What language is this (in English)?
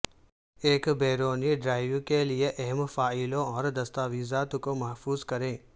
Urdu